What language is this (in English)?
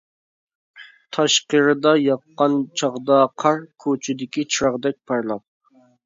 Uyghur